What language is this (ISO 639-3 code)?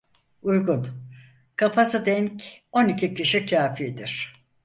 tur